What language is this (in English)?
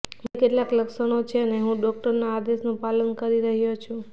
Gujarati